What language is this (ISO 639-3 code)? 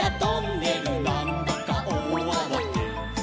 jpn